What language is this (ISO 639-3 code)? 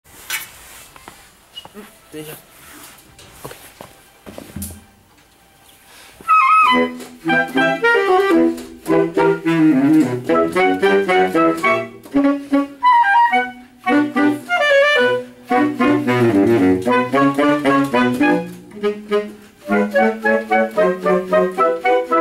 rus